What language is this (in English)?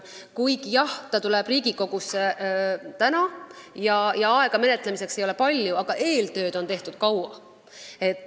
Estonian